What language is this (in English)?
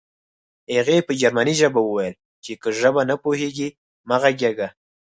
Pashto